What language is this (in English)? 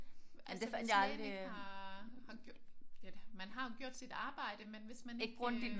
Danish